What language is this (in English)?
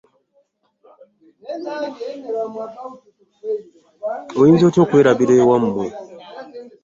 Ganda